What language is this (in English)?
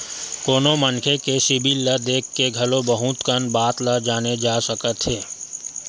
Chhattisgarhi